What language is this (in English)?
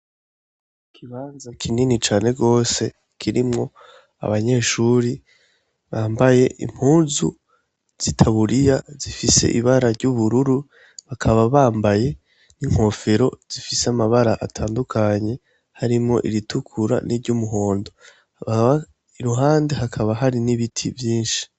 Rundi